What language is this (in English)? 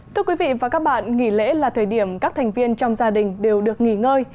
Vietnamese